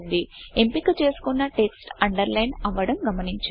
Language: Telugu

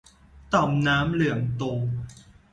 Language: Thai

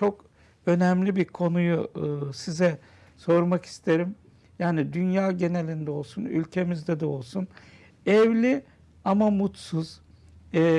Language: Turkish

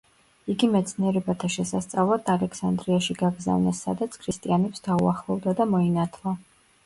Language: Georgian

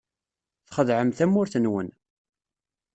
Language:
Kabyle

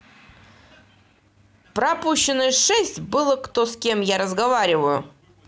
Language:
Russian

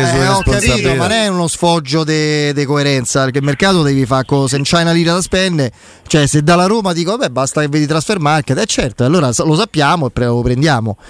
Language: Italian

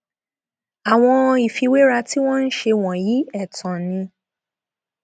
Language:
Yoruba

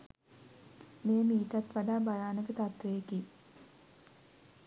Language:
Sinhala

